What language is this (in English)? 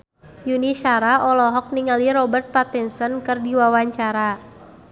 Sundanese